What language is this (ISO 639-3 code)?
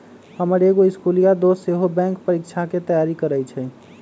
mag